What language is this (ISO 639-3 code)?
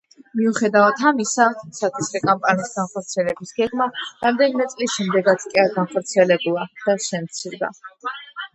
kat